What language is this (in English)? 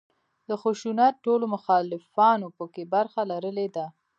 Pashto